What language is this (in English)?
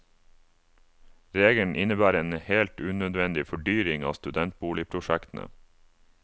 Norwegian